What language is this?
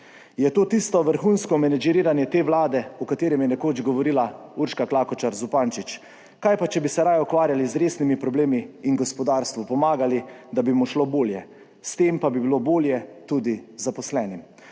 Slovenian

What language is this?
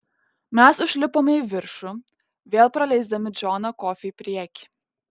Lithuanian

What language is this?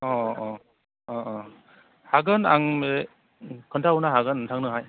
Bodo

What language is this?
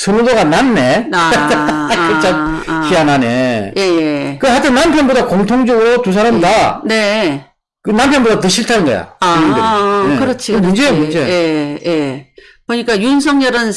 Korean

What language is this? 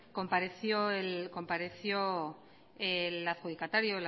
Spanish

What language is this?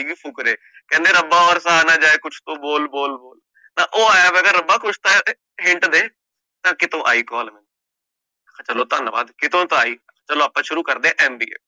Punjabi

